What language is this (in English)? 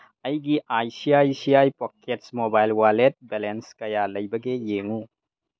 Manipuri